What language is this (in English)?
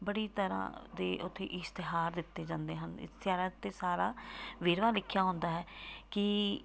Punjabi